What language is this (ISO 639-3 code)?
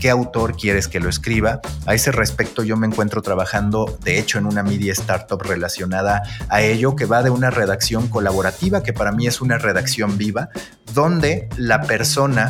spa